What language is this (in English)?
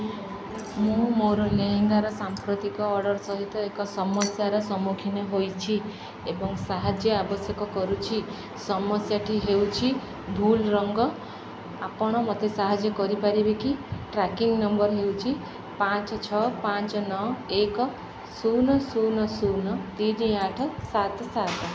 Odia